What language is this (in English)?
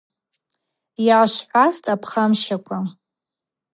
Abaza